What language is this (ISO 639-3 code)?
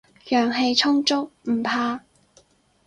yue